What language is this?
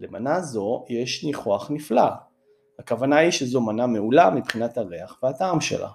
Hebrew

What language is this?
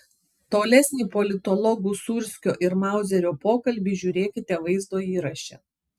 Lithuanian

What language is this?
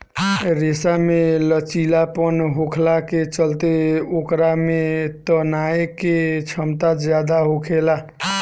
Bhojpuri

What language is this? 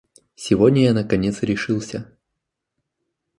Russian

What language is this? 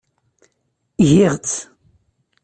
Kabyle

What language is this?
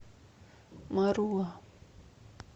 Russian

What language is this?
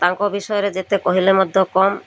Odia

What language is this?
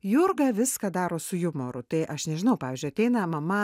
Lithuanian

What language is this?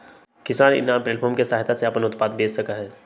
Magahi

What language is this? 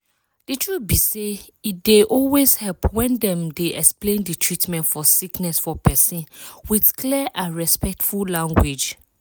Nigerian Pidgin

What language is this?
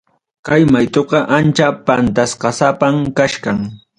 Ayacucho Quechua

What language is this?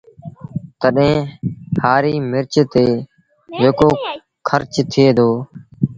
Sindhi Bhil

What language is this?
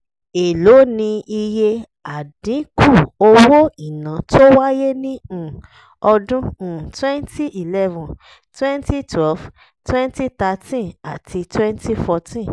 Yoruba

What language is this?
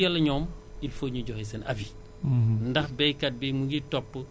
Wolof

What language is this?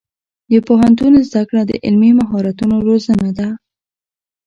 Pashto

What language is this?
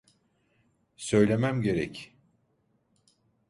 Turkish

